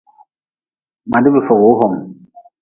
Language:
Nawdm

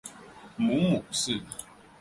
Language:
Chinese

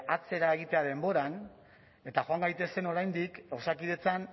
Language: Basque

